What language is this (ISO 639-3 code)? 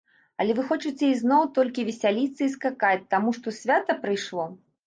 bel